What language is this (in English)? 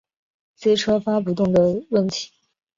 Chinese